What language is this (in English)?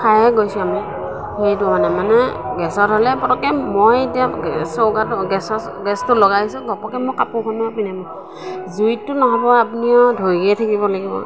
Assamese